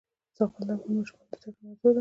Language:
Pashto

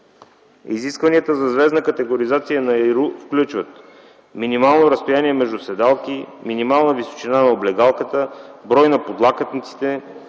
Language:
Bulgarian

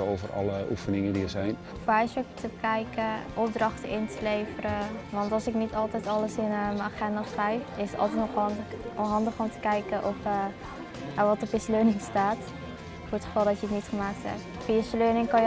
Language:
Dutch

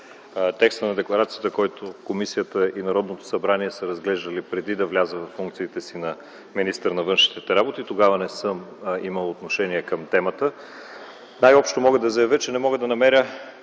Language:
Bulgarian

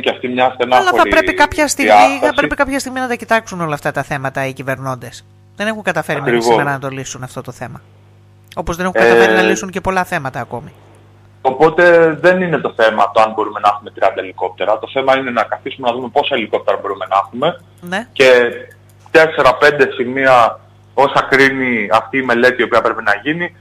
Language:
Greek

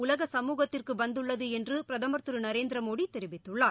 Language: Tamil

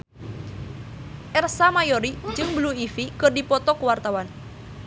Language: Sundanese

